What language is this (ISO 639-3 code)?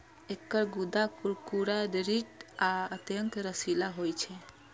mai